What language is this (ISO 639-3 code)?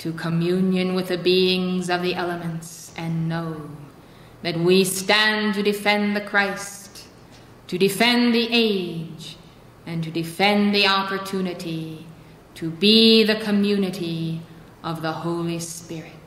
eng